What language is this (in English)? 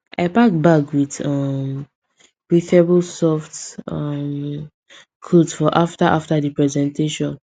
Nigerian Pidgin